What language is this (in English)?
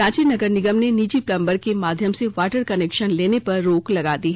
Hindi